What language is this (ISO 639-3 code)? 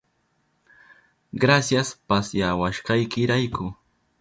qup